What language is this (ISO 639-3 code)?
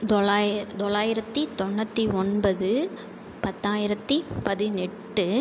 tam